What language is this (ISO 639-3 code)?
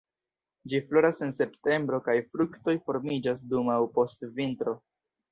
epo